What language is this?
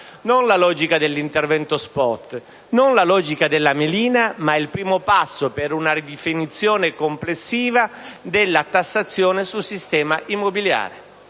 Italian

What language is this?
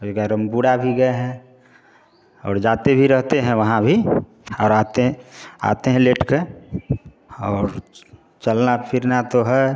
Hindi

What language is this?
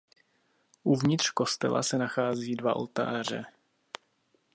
Czech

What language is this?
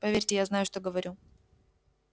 Russian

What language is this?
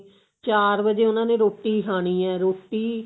Punjabi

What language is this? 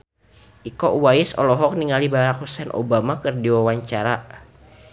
Sundanese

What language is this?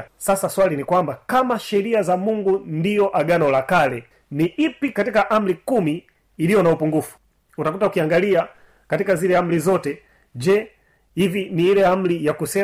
Swahili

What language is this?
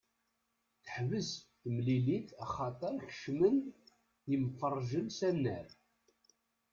Kabyle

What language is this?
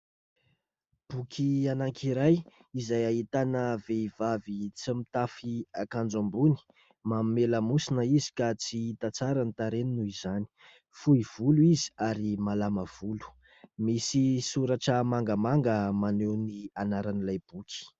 Malagasy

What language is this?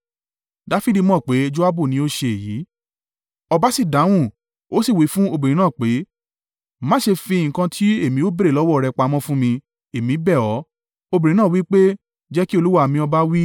Yoruba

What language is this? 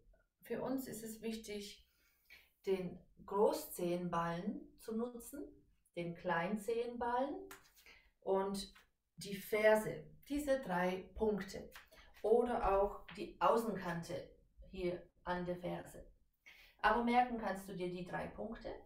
German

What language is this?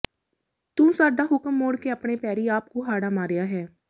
Punjabi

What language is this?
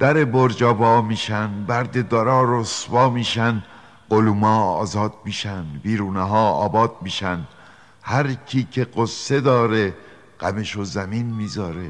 Persian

